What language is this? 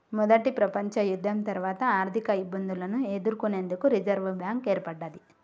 Telugu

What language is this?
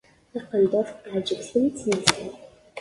Kabyle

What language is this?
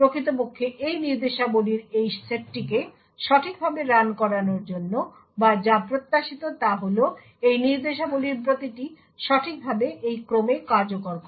Bangla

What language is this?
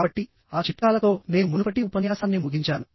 Telugu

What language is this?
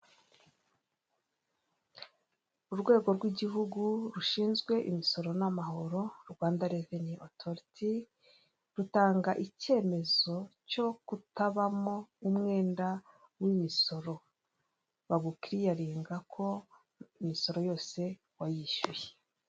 Kinyarwanda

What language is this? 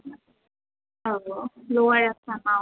Bodo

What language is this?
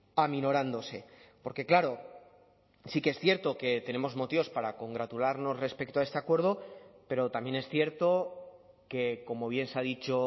Spanish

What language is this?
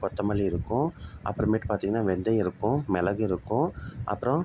Tamil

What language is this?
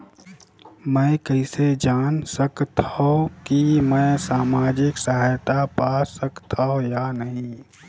Chhattisgarhi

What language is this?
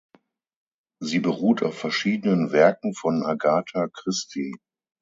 German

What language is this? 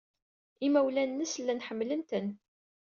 Kabyle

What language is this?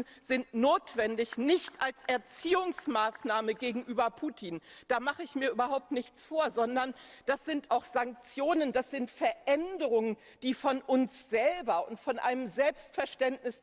German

